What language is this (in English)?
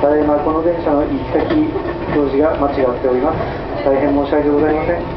Japanese